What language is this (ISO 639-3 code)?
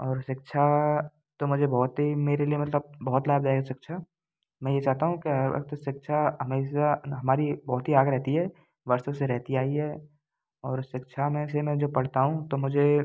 hin